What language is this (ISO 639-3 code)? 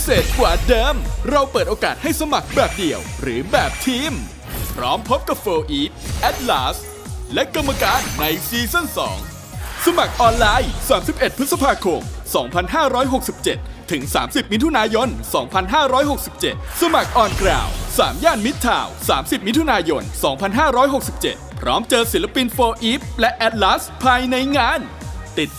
tha